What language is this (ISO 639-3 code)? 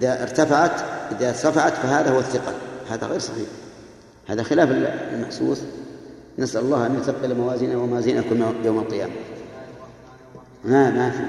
ara